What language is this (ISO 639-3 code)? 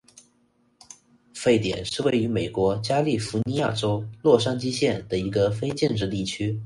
zho